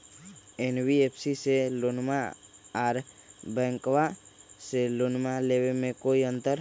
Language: Magahi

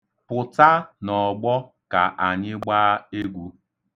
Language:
Igbo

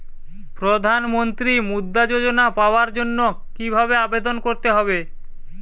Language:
Bangla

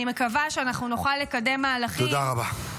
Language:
Hebrew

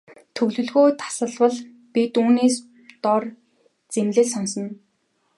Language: Mongolian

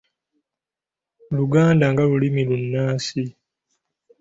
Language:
Ganda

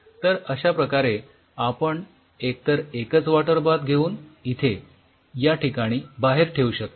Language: Marathi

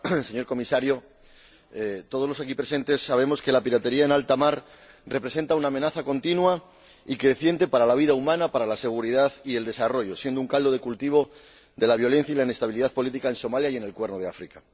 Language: Spanish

